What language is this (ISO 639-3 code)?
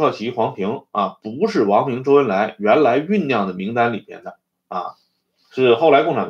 zho